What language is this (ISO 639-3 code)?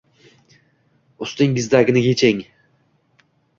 uzb